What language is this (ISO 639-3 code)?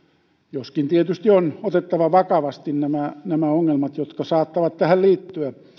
fin